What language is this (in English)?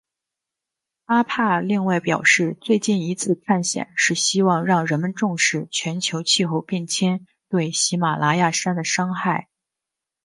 Chinese